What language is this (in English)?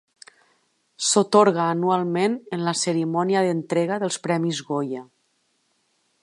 Catalan